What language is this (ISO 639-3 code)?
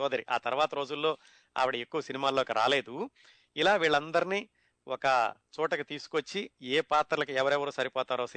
tel